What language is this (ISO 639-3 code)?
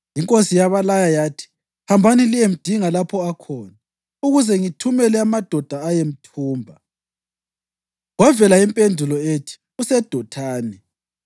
nde